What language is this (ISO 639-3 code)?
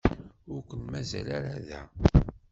kab